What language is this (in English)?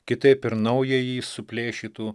Lithuanian